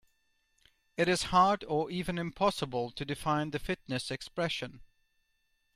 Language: English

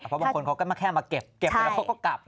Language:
Thai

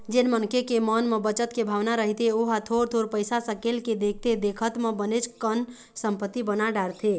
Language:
Chhattisgarhi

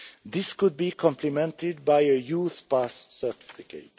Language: English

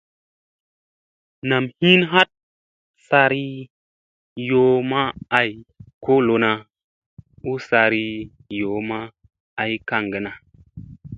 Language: Musey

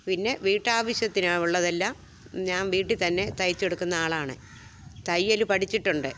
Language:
Malayalam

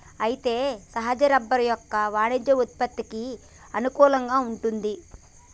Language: Telugu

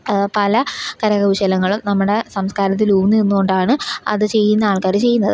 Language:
Malayalam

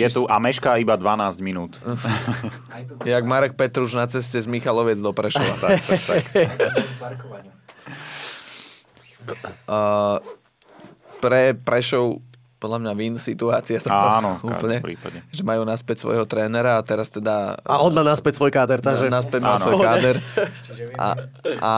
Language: Slovak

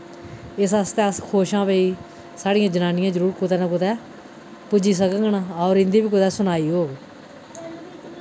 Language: Dogri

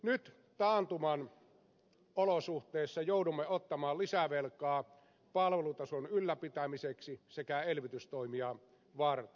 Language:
Finnish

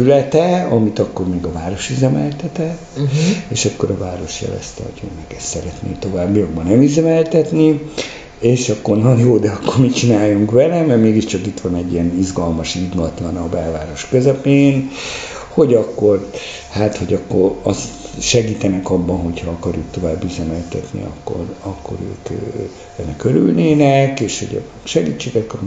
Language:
Hungarian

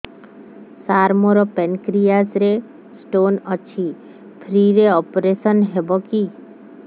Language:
Odia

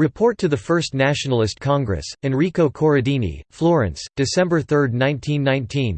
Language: English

